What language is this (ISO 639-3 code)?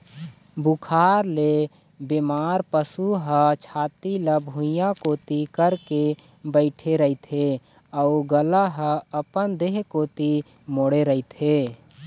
hne